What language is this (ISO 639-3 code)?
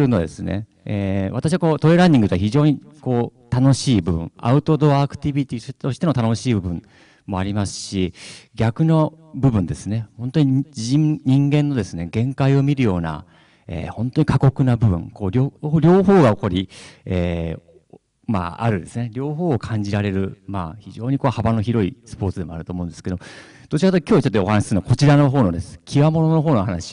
jpn